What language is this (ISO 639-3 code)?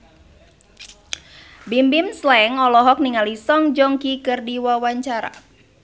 sun